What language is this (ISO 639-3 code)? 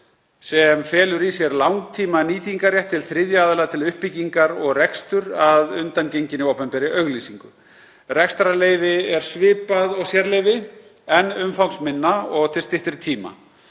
isl